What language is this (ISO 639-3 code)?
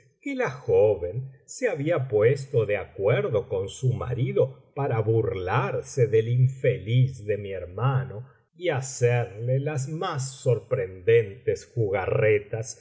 spa